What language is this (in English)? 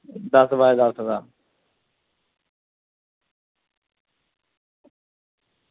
Dogri